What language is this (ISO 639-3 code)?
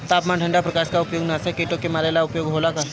bho